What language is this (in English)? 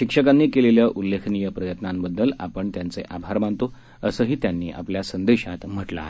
Marathi